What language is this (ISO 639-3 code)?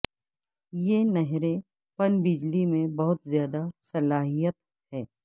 urd